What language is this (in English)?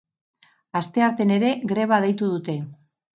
Basque